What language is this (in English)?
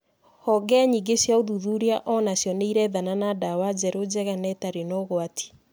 Kikuyu